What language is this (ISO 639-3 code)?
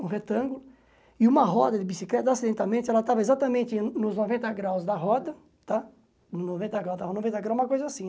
por